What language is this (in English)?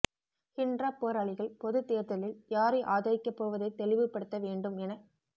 Tamil